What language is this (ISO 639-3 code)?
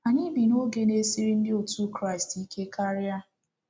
ibo